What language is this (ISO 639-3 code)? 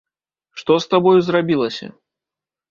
bel